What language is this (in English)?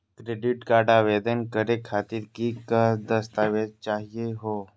Magahi